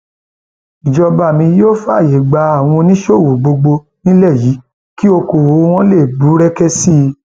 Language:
Yoruba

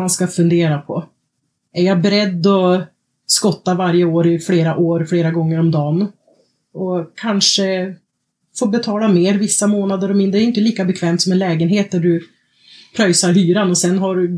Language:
Swedish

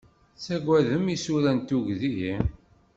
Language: Kabyle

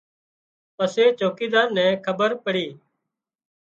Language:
Wadiyara Koli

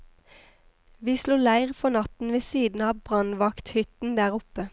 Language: Norwegian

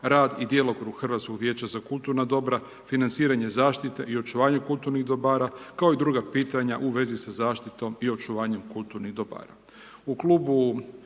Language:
Croatian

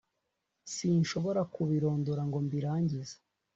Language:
Kinyarwanda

